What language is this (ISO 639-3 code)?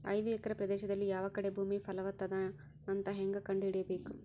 kan